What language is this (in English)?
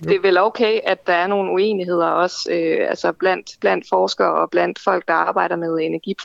Danish